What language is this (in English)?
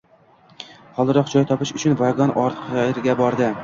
Uzbek